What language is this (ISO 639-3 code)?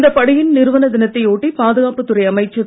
tam